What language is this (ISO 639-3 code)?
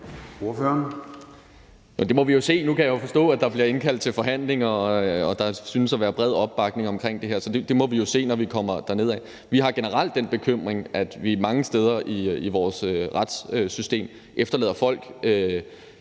dan